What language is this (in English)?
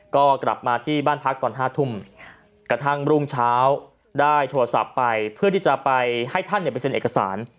Thai